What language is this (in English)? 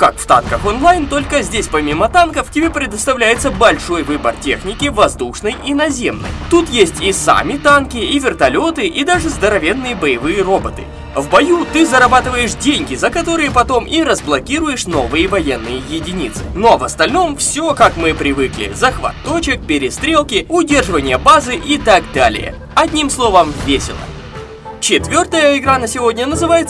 Russian